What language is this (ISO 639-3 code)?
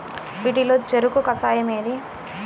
tel